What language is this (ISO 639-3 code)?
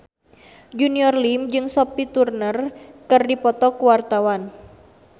sun